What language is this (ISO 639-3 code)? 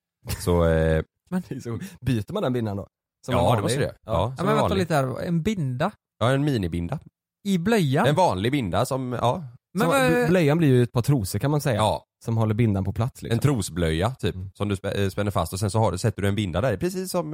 swe